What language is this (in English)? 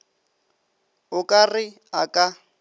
Northern Sotho